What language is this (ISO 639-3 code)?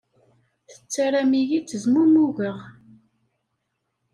kab